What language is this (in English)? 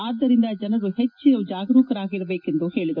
Kannada